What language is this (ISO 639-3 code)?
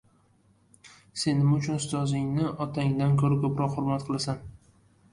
uzb